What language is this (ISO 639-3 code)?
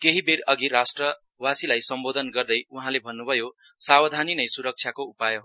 nep